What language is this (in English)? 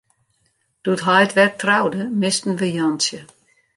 Western Frisian